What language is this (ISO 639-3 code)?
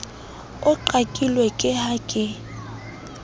sot